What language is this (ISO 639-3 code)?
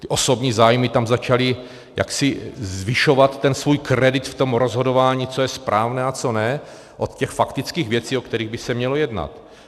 ces